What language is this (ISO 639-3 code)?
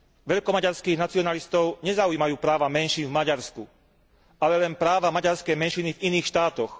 slk